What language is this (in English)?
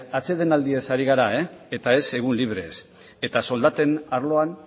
Basque